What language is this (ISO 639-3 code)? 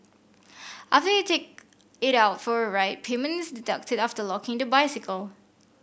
eng